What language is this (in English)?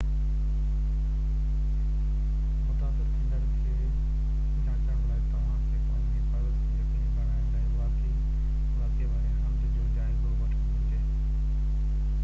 Sindhi